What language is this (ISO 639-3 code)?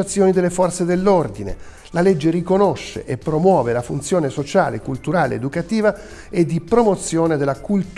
ita